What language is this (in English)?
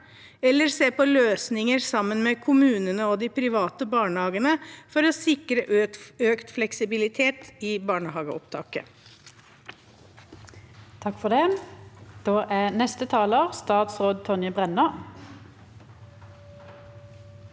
Norwegian